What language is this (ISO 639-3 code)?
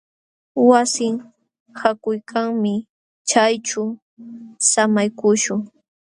qxw